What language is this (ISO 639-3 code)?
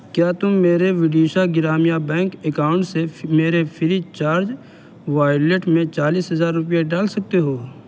urd